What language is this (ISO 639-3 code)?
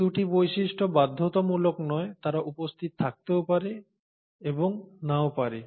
ben